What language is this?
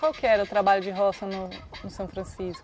Portuguese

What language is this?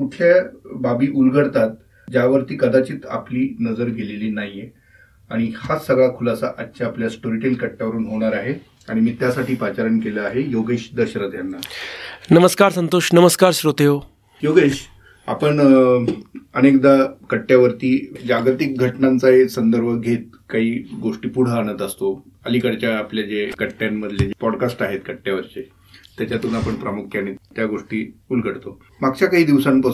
Marathi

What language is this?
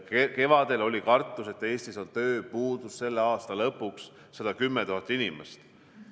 Estonian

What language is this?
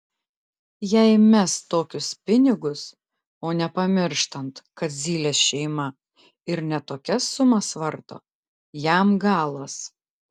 Lithuanian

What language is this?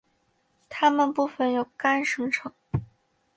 Chinese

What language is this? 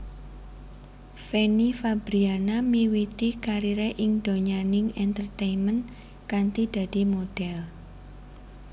Javanese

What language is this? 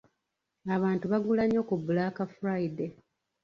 Ganda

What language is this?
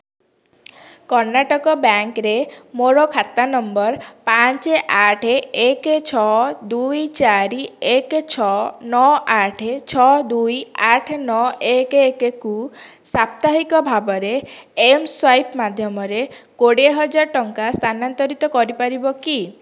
Odia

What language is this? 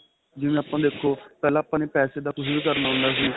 Punjabi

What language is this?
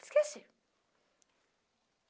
Portuguese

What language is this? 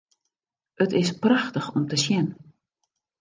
Western Frisian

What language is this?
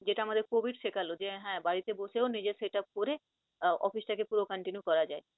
Bangla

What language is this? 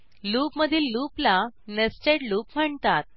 Marathi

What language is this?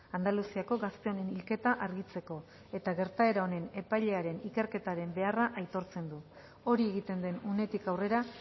Basque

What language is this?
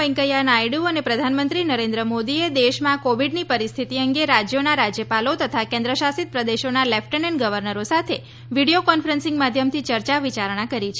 Gujarati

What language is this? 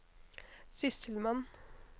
Norwegian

